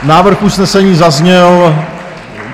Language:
Czech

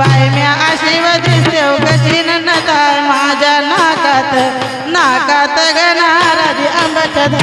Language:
Marathi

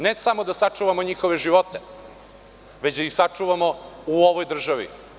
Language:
Serbian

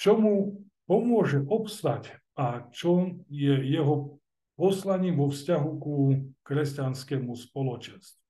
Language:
Slovak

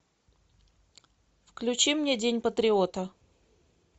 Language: Russian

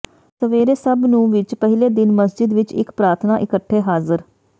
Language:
Punjabi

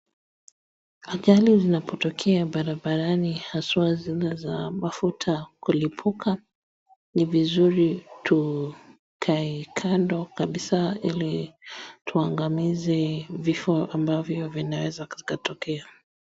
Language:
Swahili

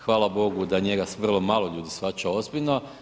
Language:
Croatian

